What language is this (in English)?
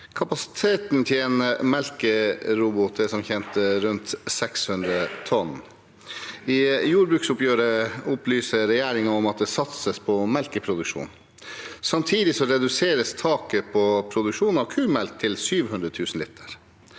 Norwegian